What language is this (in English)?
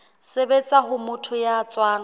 Southern Sotho